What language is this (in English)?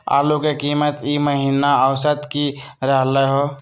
Magahi